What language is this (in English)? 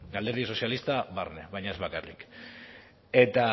Basque